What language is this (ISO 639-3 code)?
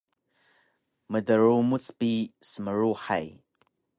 trv